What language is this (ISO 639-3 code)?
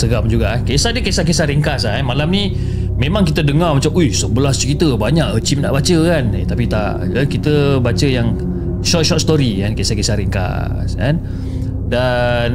msa